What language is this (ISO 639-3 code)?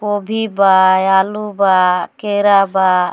bho